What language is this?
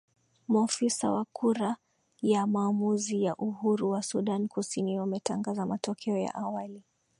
Swahili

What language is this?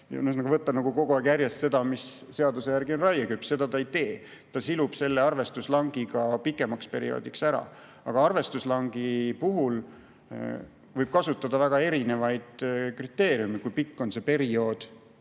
Estonian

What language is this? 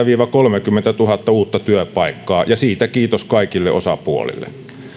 Finnish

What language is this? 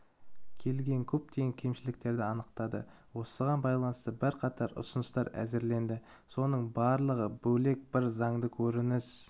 Kazakh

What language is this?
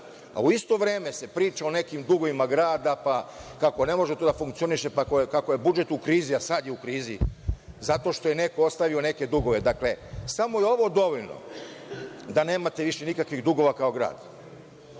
Serbian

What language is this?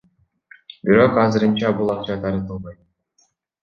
Kyrgyz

